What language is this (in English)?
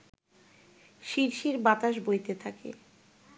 Bangla